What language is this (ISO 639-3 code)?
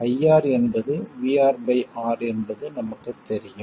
tam